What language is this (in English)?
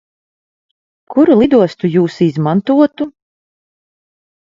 Latvian